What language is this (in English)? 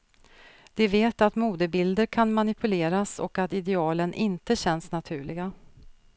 Swedish